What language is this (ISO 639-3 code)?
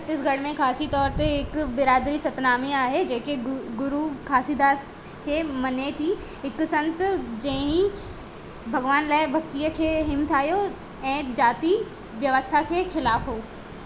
snd